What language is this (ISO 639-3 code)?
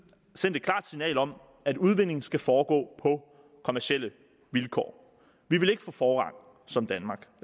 dan